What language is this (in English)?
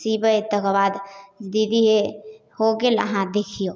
Maithili